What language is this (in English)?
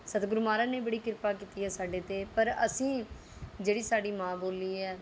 Punjabi